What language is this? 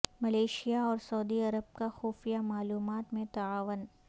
Urdu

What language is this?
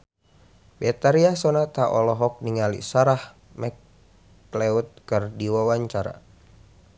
Sundanese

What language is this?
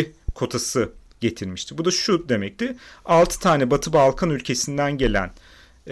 Turkish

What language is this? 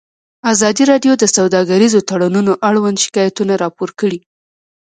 Pashto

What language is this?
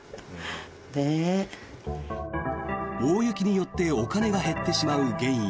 Japanese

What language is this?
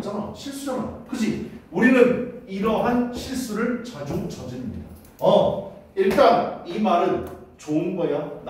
Korean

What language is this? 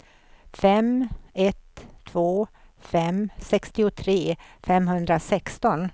Swedish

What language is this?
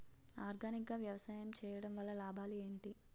Telugu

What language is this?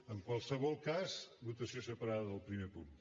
Catalan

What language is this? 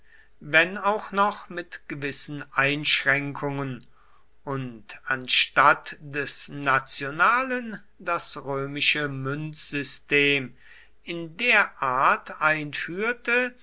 German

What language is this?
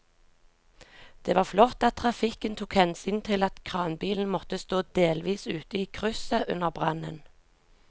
Norwegian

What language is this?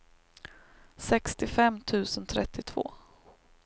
Swedish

